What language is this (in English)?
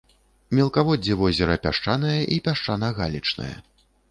Belarusian